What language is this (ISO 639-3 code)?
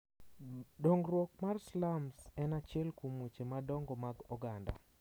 luo